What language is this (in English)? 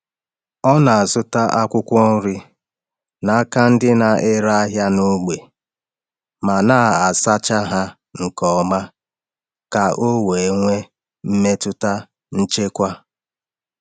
Igbo